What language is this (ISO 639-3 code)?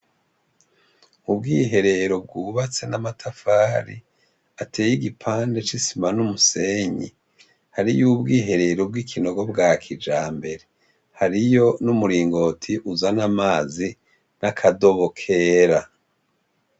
run